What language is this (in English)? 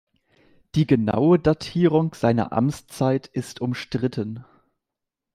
German